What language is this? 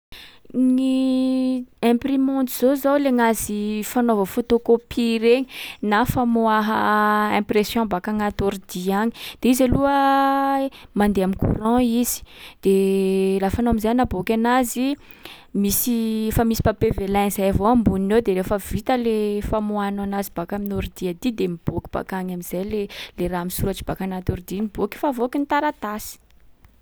Sakalava Malagasy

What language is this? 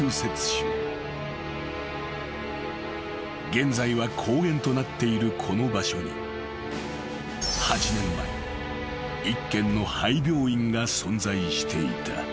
Japanese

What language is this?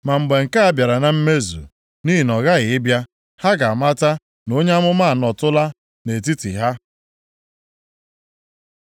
Igbo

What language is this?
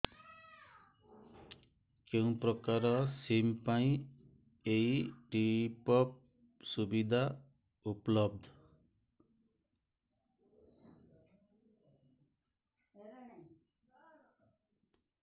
Odia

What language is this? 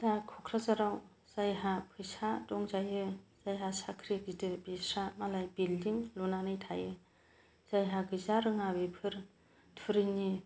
Bodo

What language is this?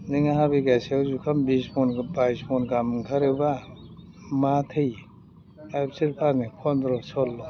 Bodo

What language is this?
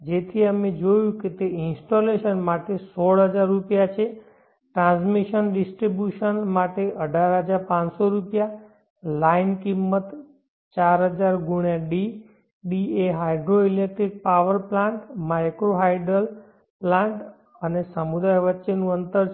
Gujarati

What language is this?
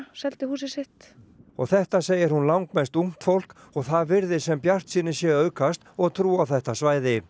Icelandic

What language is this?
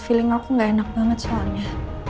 Indonesian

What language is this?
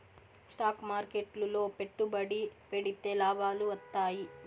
Telugu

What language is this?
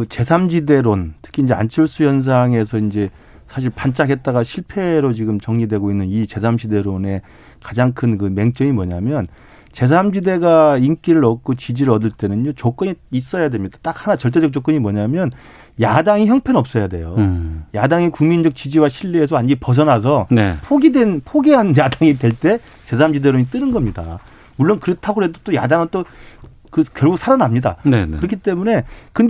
Korean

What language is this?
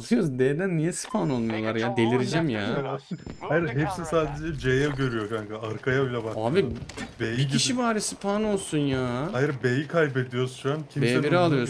Turkish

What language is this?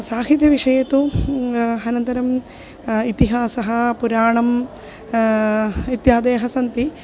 Sanskrit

